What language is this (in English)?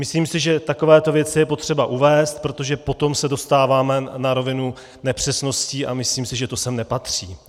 Czech